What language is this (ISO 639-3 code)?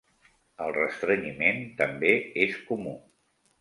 cat